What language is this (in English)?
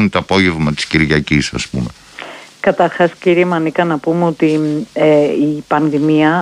Greek